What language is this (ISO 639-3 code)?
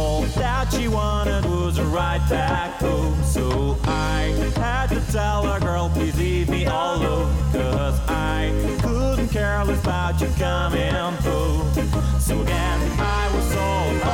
ukr